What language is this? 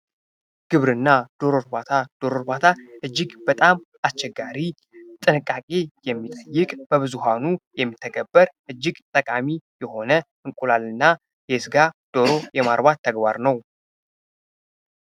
Amharic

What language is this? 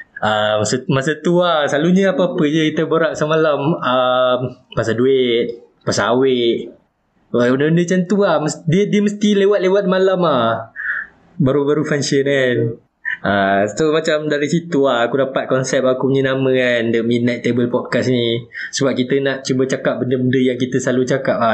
Malay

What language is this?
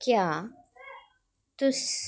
Dogri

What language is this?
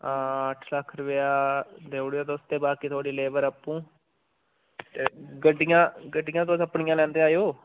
Dogri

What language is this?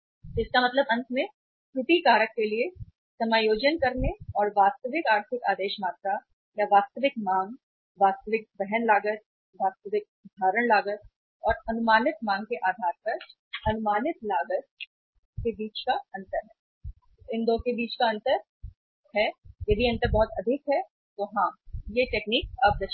Hindi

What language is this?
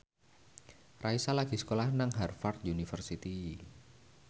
Javanese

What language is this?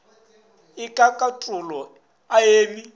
Northern Sotho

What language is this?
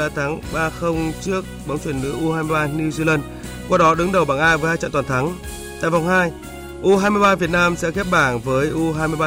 Vietnamese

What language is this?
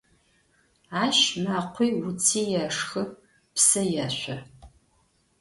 Adyghe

